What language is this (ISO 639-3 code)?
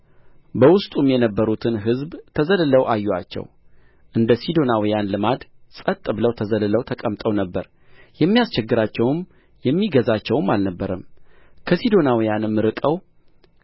amh